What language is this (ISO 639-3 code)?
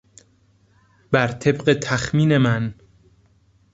fas